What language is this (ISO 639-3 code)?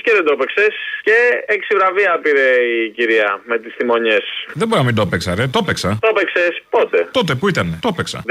ell